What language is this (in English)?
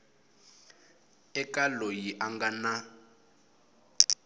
Tsonga